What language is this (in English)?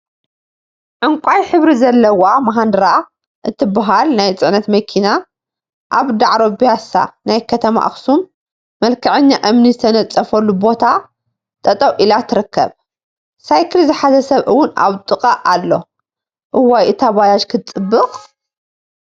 Tigrinya